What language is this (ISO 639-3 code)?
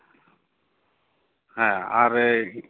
sat